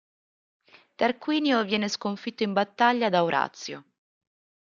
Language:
Italian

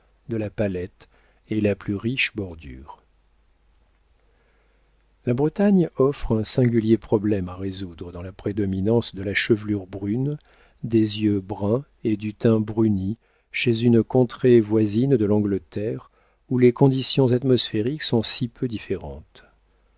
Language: French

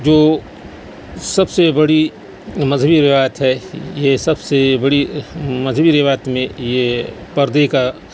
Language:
Urdu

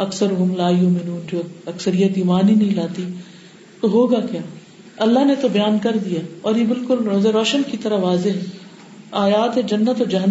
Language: Urdu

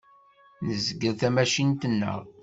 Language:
Kabyle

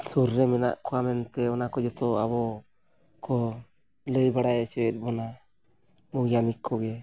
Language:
Santali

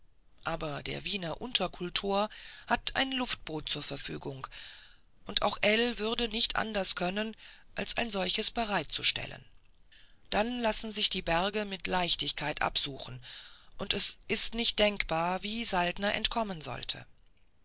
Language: German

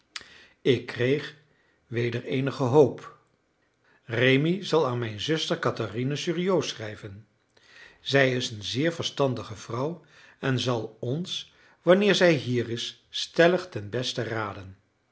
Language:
Dutch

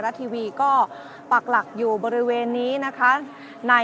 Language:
Thai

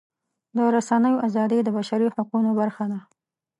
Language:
Pashto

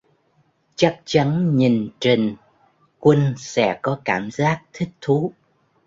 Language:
Vietnamese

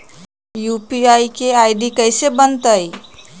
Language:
Magahi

